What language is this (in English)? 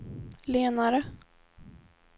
Swedish